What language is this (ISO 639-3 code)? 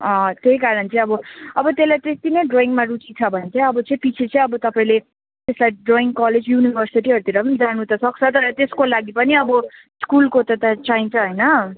nep